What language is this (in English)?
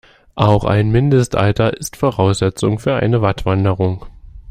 German